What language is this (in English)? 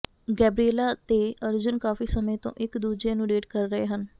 Punjabi